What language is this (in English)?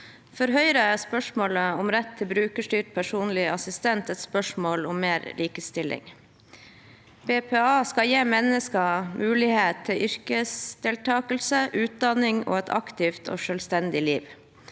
Norwegian